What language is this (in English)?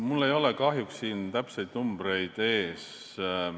Estonian